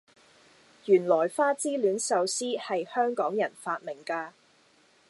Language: Cantonese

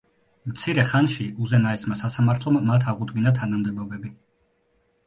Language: Georgian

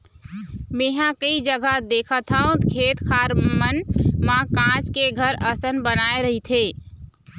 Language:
Chhattisgarhi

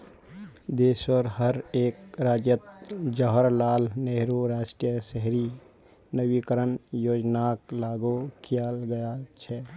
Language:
Magahi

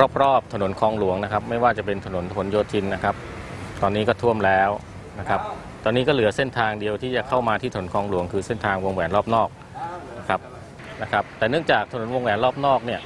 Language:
Thai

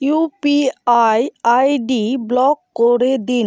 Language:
Bangla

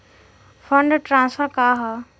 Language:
Bhojpuri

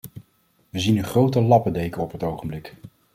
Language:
Dutch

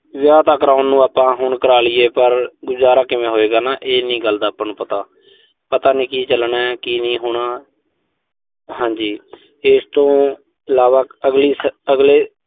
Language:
Punjabi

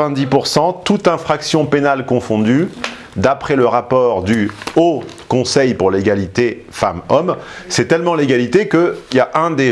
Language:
French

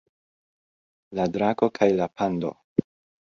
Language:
Esperanto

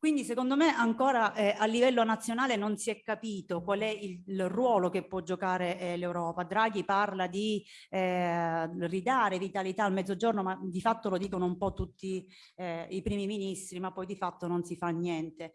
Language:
Italian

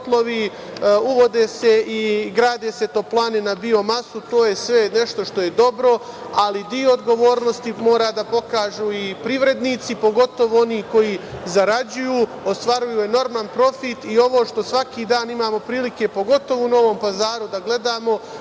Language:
Serbian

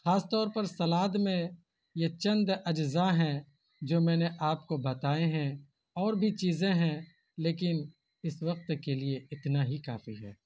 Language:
Urdu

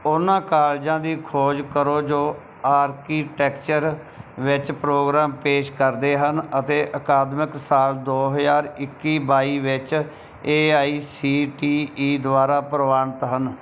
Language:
Punjabi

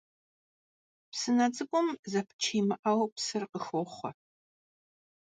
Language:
Kabardian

